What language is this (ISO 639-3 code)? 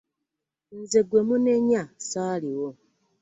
lug